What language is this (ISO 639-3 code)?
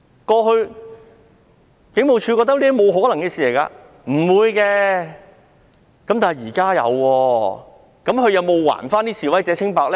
yue